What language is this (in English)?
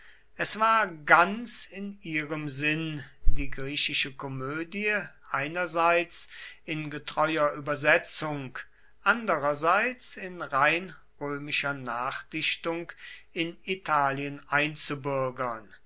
German